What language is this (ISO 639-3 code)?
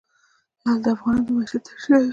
pus